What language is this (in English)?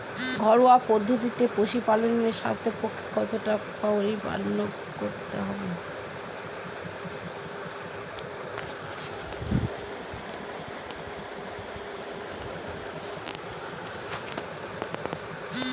Bangla